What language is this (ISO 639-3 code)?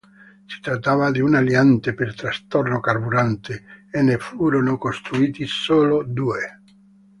ita